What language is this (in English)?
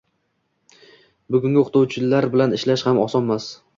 Uzbek